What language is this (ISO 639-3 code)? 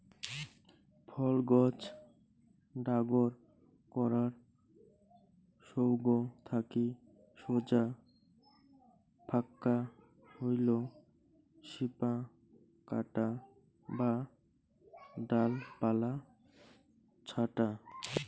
ben